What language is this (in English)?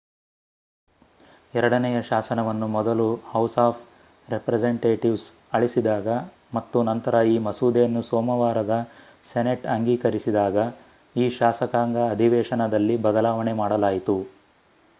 Kannada